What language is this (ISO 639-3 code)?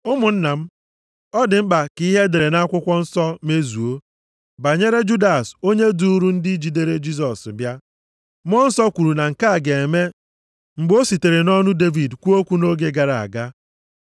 ibo